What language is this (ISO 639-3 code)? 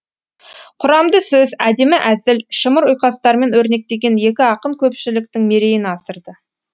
kaz